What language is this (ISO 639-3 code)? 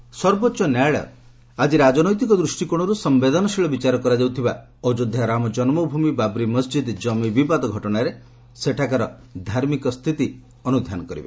ori